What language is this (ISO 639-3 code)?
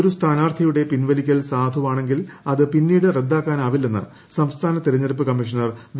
mal